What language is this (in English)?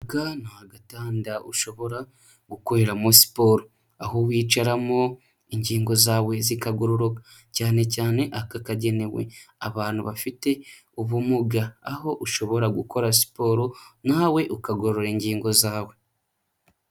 Kinyarwanda